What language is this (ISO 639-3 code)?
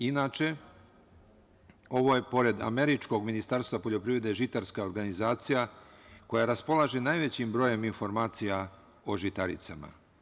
srp